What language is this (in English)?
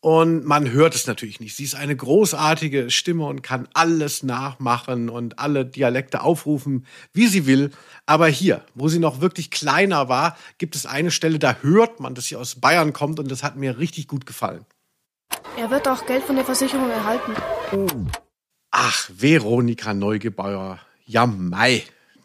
German